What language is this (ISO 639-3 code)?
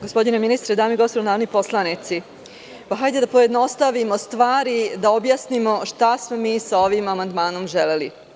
srp